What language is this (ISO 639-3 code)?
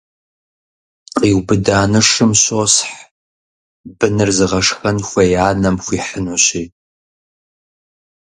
kbd